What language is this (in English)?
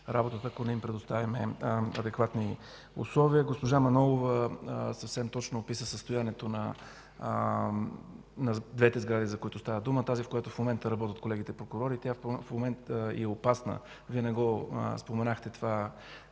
Bulgarian